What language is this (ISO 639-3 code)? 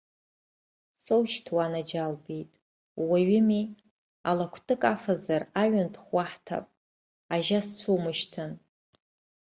abk